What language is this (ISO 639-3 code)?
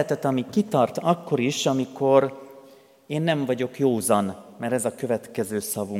hun